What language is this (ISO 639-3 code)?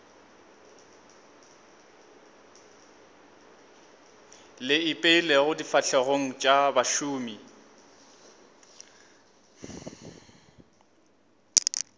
nso